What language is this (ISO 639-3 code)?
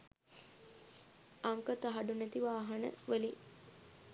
sin